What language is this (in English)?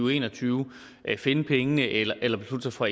Danish